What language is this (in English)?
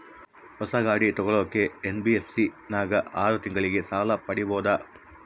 Kannada